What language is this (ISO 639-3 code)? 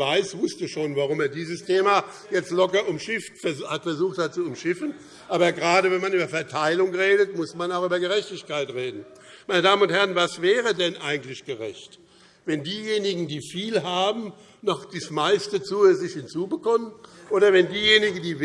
deu